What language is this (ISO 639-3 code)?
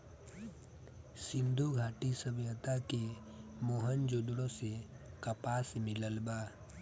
bho